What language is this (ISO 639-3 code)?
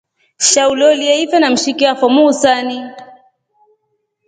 rof